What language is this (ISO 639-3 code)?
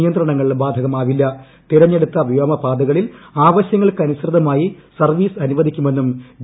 mal